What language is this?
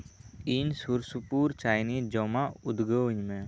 Santali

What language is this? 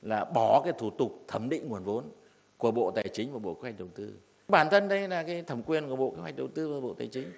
Vietnamese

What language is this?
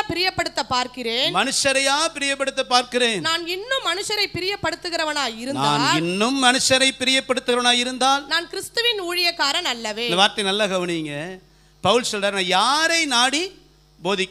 Tamil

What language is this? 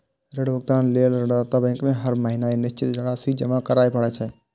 Maithili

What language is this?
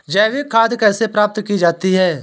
Hindi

